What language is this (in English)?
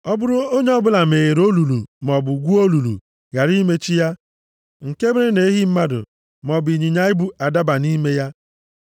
Igbo